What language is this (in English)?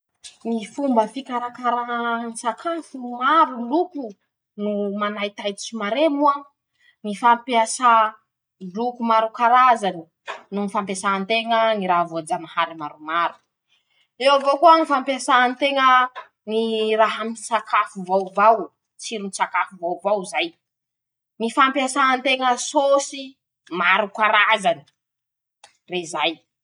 Masikoro Malagasy